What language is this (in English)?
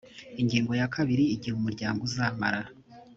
Kinyarwanda